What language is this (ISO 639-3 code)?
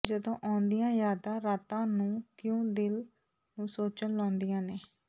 pan